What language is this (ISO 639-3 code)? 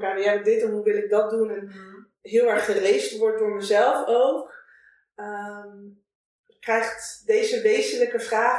nld